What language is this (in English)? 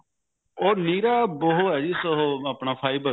Punjabi